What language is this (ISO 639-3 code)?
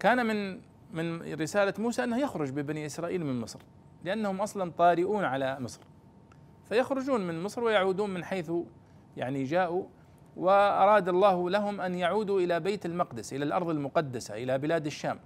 ara